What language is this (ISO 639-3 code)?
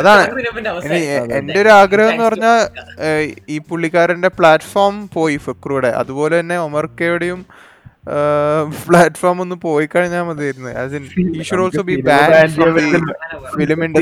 mal